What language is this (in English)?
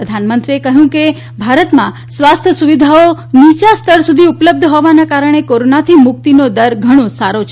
Gujarati